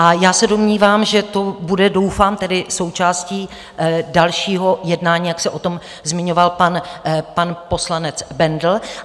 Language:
Czech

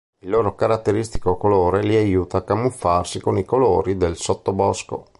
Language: Italian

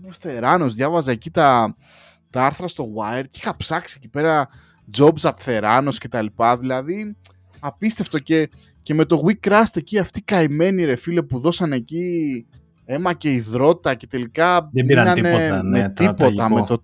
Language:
Greek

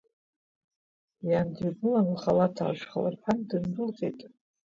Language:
Abkhazian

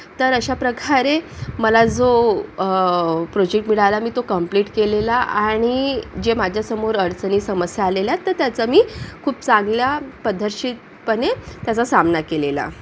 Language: Marathi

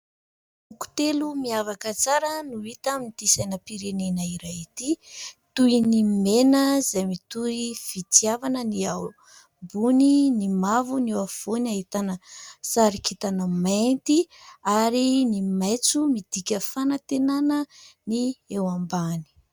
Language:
Malagasy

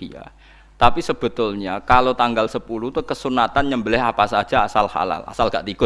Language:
Indonesian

